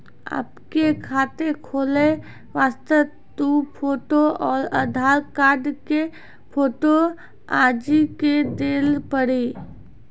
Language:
Maithili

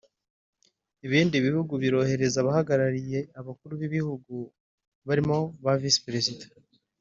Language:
Kinyarwanda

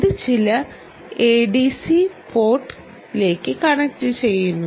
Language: Malayalam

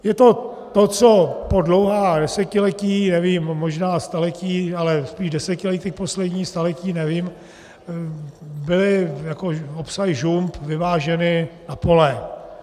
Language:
Czech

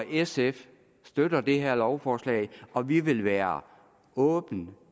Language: Danish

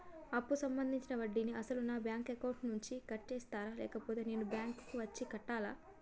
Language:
Telugu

